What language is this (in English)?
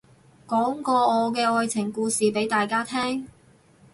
Cantonese